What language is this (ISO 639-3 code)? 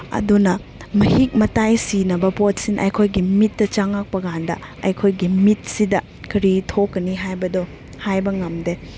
mni